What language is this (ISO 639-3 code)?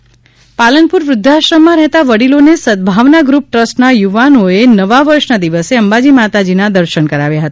guj